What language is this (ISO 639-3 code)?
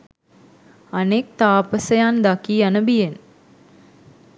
sin